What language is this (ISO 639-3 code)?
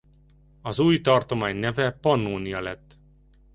hun